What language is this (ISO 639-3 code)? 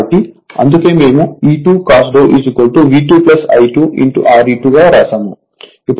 tel